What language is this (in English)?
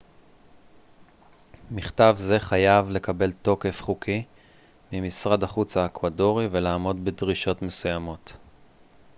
Hebrew